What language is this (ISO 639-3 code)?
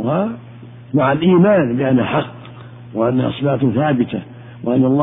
ara